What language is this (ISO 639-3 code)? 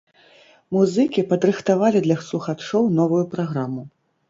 bel